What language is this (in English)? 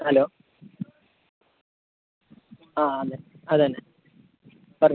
Malayalam